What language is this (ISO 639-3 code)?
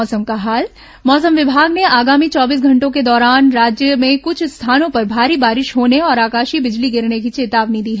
hin